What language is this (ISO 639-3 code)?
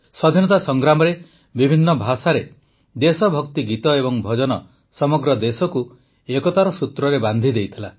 ori